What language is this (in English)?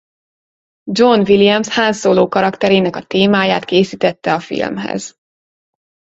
Hungarian